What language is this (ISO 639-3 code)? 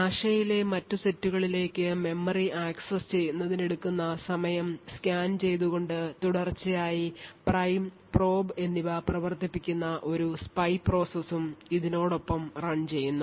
mal